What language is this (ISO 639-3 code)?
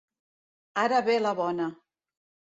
cat